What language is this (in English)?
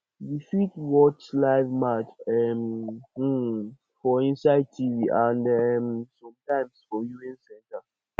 Nigerian Pidgin